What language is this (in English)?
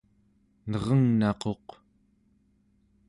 Central Yupik